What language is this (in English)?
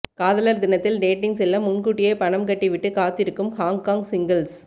Tamil